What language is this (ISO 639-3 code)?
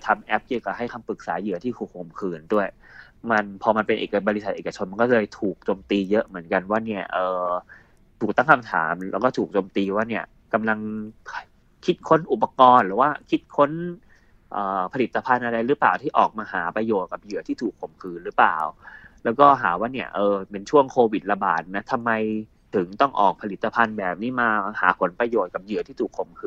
tha